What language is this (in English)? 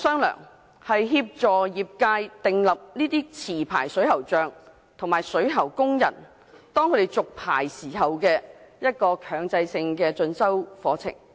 Cantonese